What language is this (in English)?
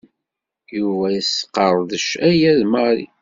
Kabyle